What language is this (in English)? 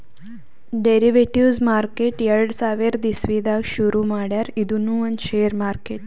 Kannada